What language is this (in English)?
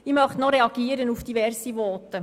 Swiss German